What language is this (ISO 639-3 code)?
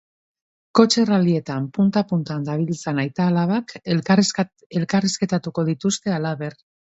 eus